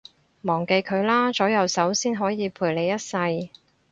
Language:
Cantonese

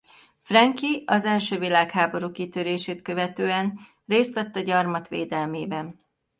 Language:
Hungarian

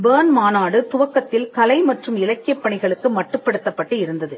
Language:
Tamil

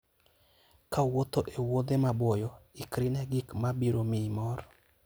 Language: Luo (Kenya and Tanzania)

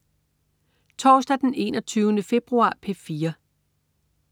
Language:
Danish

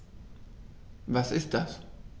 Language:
German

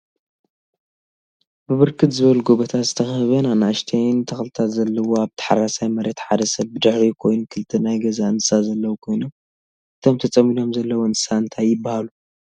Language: Tigrinya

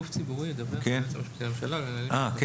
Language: Hebrew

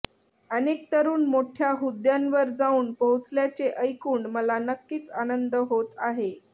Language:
Marathi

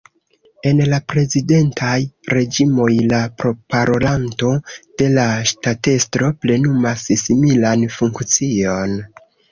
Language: Esperanto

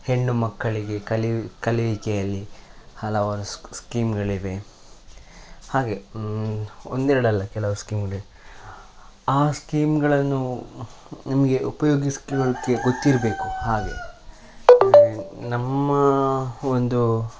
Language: Kannada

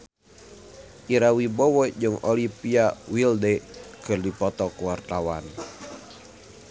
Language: Sundanese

